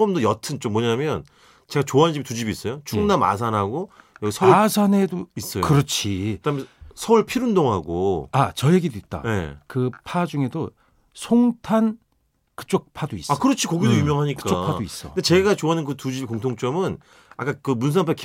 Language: Korean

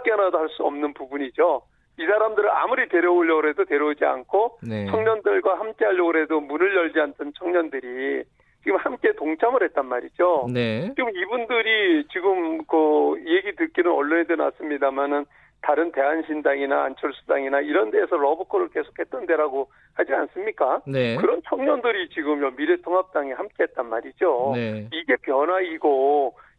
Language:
Korean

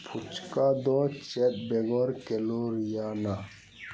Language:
Santali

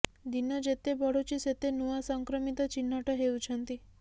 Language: Odia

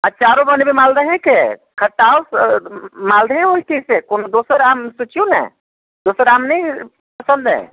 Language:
Maithili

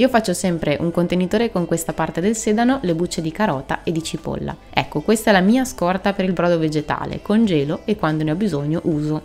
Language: Italian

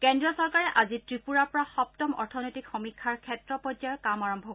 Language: Assamese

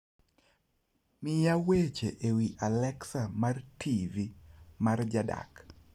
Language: Luo (Kenya and Tanzania)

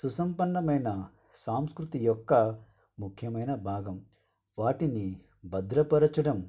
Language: Telugu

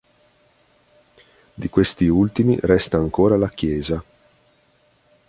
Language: Italian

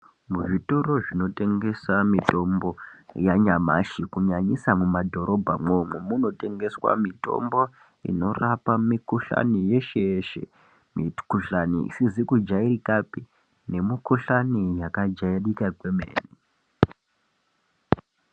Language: Ndau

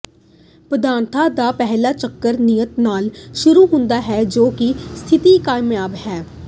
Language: Punjabi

